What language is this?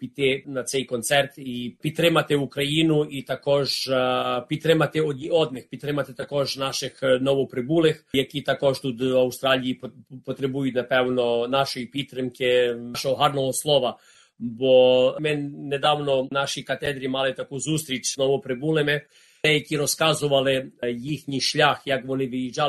Ukrainian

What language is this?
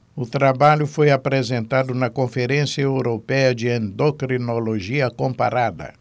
Portuguese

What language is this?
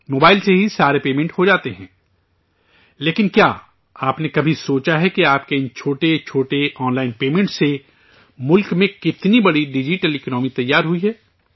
Urdu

